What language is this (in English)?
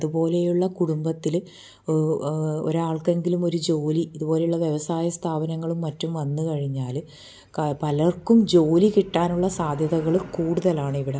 Malayalam